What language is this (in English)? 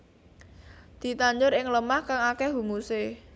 Javanese